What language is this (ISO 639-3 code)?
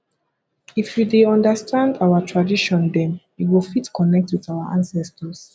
pcm